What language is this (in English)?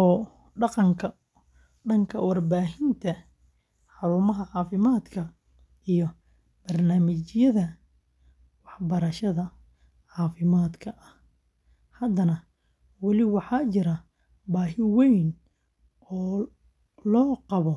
Somali